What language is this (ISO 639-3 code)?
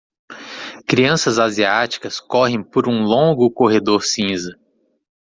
por